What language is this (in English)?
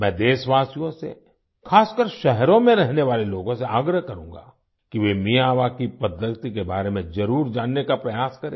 Hindi